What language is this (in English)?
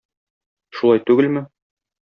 Tatar